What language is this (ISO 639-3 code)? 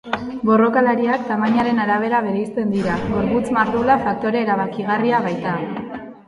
eus